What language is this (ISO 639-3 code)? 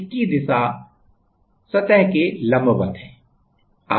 hin